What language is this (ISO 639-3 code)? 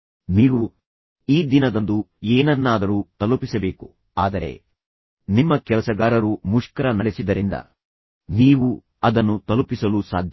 kan